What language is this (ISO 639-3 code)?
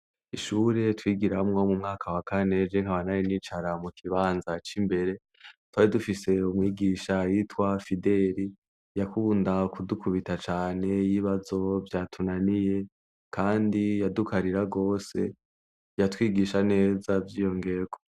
run